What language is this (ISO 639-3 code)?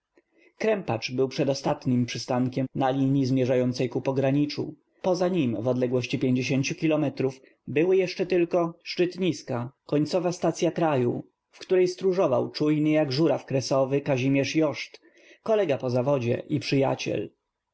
pol